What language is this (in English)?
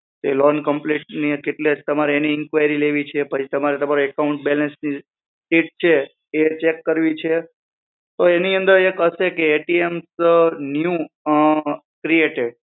Gujarati